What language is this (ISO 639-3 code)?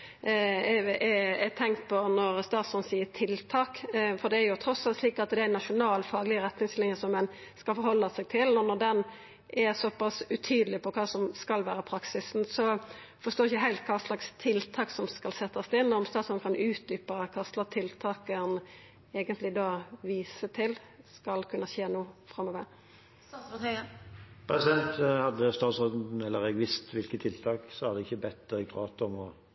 nor